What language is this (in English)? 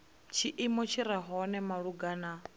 Venda